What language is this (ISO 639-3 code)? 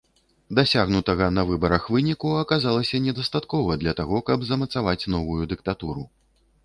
bel